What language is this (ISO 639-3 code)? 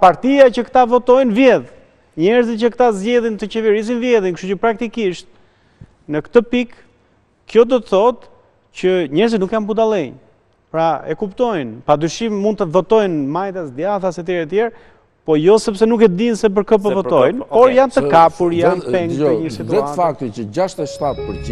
ron